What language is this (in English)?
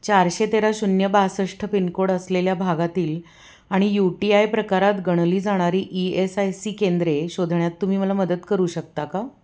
Marathi